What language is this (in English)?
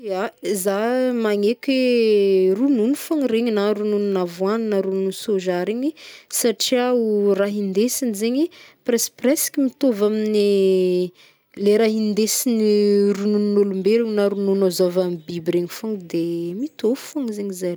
Northern Betsimisaraka Malagasy